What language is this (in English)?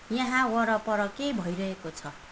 Nepali